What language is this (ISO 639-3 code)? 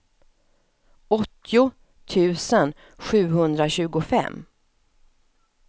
swe